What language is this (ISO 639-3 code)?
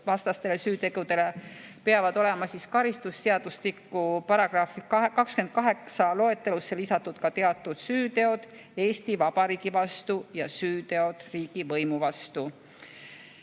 est